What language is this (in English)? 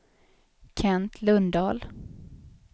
Swedish